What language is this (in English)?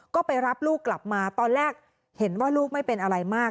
Thai